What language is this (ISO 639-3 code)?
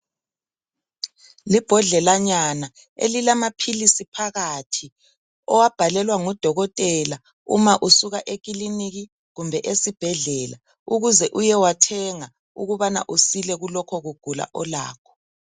nde